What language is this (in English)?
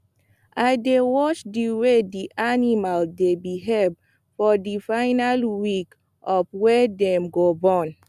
Nigerian Pidgin